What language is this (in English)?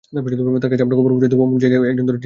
Bangla